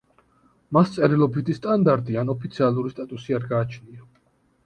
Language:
Georgian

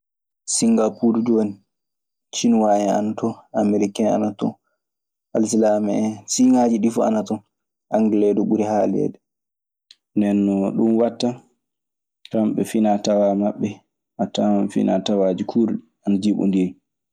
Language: Maasina Fulfulde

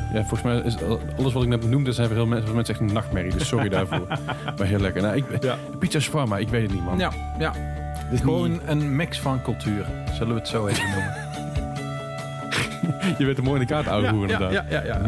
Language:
Dutch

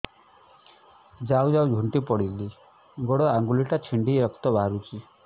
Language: Odia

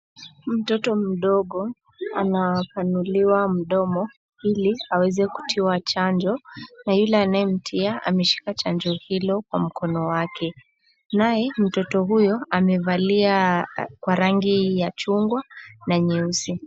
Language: Swahili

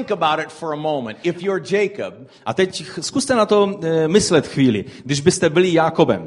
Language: Czech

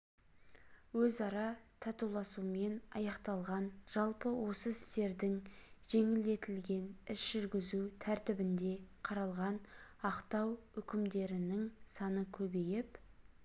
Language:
Kazakh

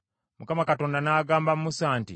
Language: Ganda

